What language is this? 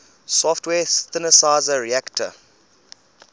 English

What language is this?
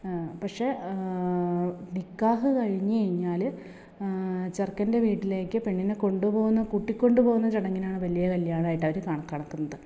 Malayalam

